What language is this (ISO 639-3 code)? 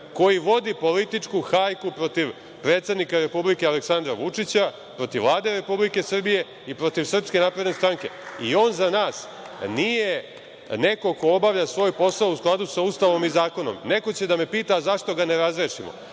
srp